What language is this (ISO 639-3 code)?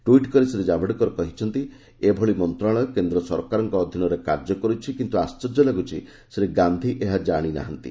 ori